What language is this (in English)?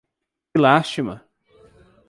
Portuguese